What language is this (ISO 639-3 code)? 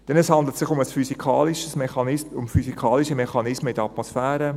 gsw